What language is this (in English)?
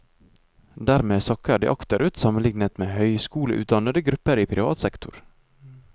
Norwegian